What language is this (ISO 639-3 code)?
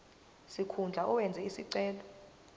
zul